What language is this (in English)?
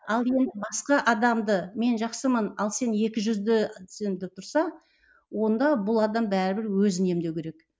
Kazakh